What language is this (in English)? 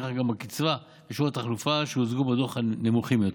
Hebrew